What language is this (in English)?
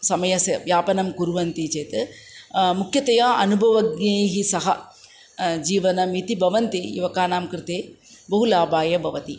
Sanskrit